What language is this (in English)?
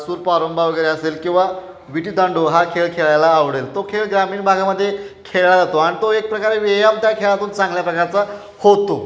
Marathi